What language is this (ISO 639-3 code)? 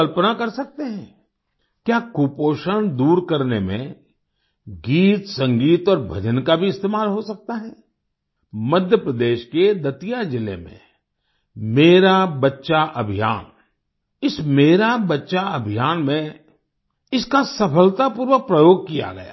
hin